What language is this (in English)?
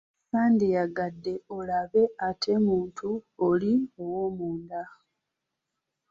Ganda